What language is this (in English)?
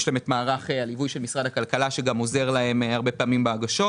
Hebrew